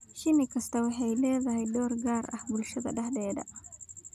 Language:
Somali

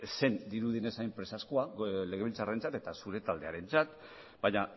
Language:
Basque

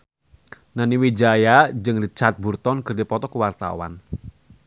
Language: Sundanese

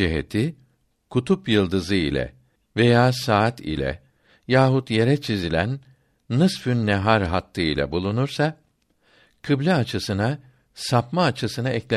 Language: Turkish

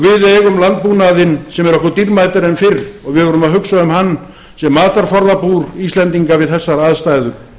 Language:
Icelandic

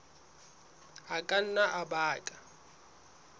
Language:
Southern Sotho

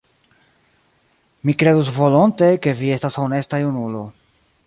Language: Esperanto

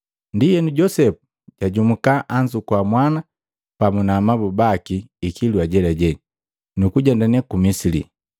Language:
Matengo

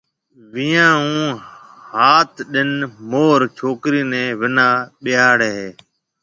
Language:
Marwari (Pakistan)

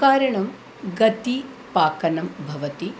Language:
Sanskrit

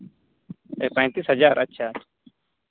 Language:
Santali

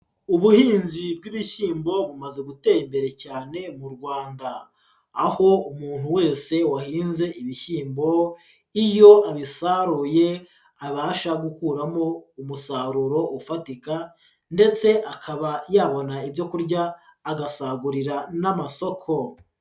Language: Kinyarwanda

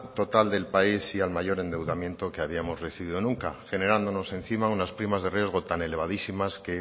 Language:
Spanish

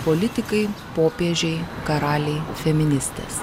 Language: Lithuanian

